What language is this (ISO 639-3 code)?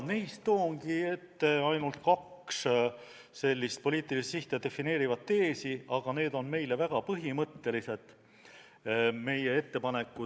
est